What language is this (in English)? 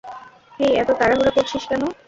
Bangla